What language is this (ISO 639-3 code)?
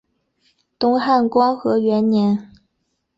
zho